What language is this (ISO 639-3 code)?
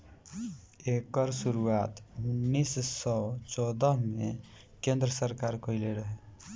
bho